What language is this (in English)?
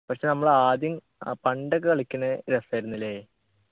Malayalam